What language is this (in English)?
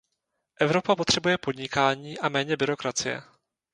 Czech